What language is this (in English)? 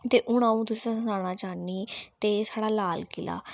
Dogri